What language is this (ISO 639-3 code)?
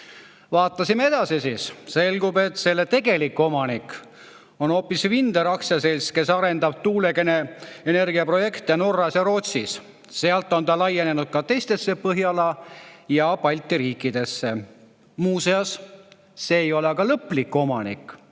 est